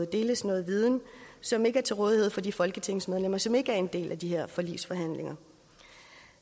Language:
Danish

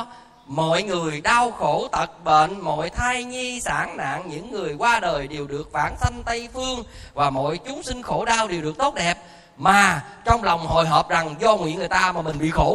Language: Vietnamese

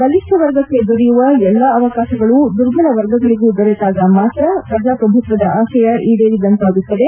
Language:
Kannada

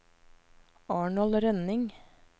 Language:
Norwegian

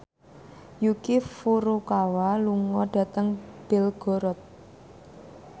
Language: Javanese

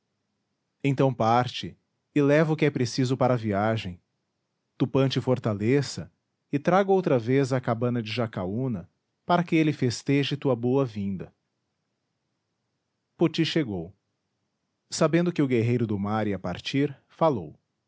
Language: Portuguese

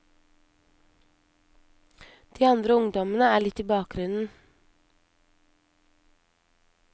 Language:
Norwegian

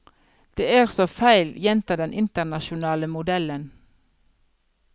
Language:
Norwegian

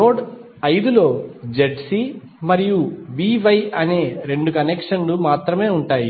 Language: Telugu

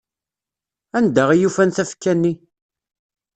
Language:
Kabyle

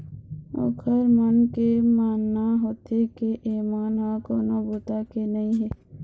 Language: Chhattisgarhi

